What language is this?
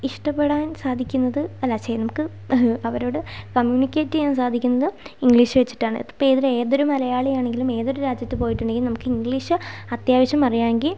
Malayalam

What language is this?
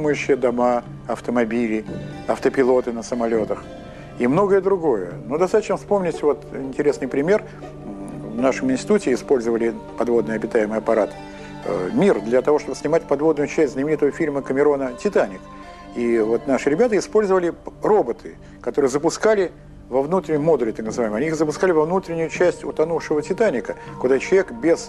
Russian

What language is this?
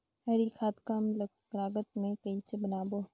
Chhattisgarhi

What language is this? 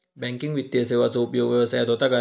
Marathi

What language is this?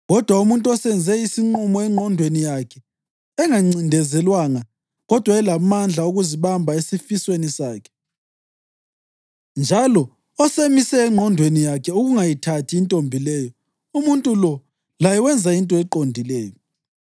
North Ndebele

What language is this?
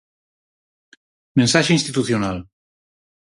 Galician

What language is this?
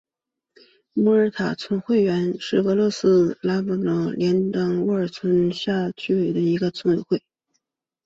Chinese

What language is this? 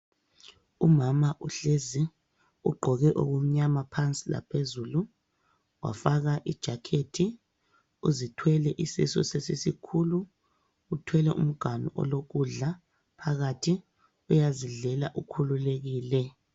North Ndebele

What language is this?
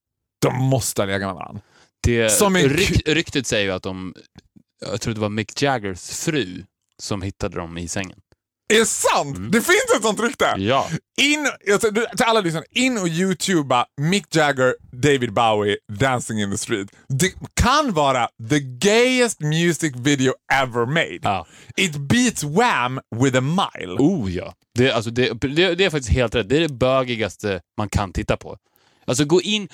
Swedish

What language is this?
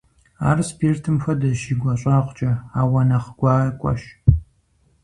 Kabardian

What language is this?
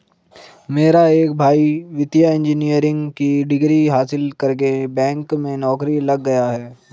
Hindi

